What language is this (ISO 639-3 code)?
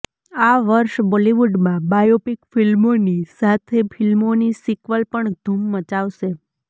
guj